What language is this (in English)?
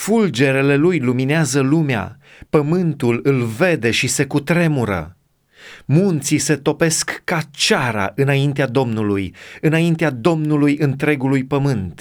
Romanian